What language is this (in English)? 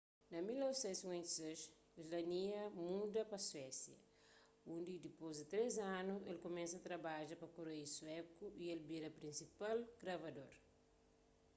Kabuverdianu